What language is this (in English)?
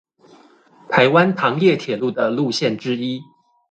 Chinese